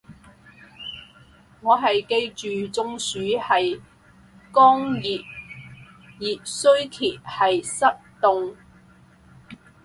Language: Cantonese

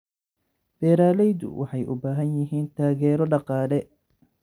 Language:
Somali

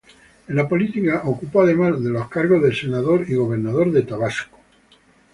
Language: Spanish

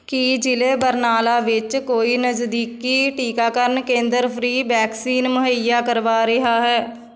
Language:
Punjabi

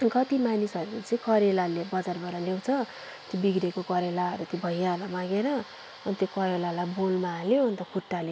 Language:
Nepali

